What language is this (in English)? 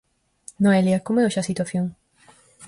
Galician